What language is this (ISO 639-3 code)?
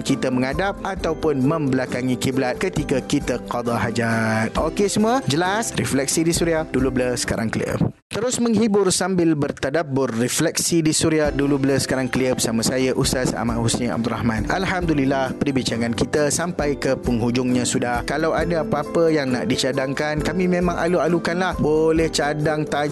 msa